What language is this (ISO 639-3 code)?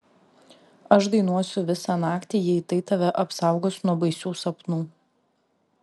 lit